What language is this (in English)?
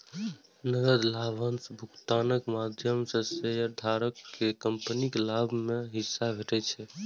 Maithili